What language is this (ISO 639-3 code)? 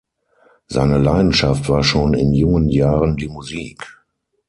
deu